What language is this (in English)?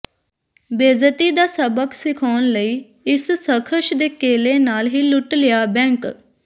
Punjabi